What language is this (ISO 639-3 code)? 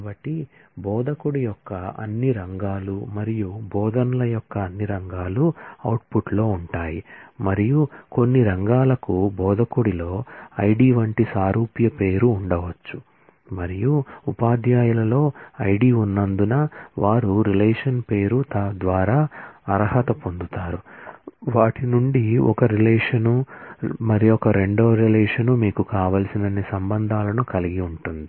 tel